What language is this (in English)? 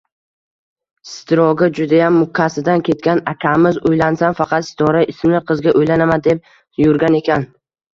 Uzbek